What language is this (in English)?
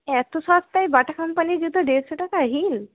Bangla